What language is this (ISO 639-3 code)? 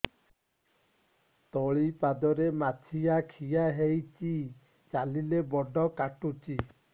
ori